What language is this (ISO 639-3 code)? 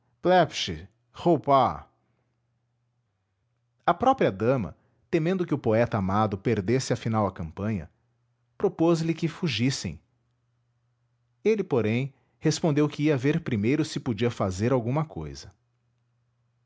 por